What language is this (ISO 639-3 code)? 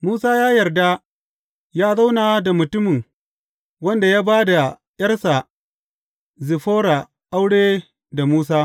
hau